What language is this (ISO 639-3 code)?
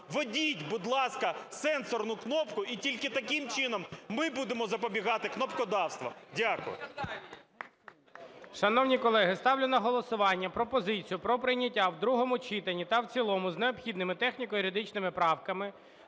ukr